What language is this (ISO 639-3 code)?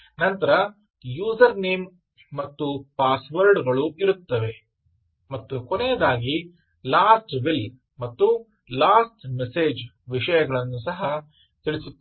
kan